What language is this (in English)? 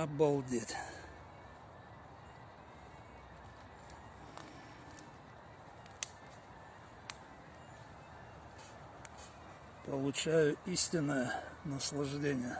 Russian